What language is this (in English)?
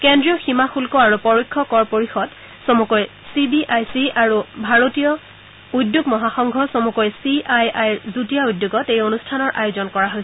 Assamese